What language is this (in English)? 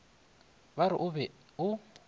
Northern Sotho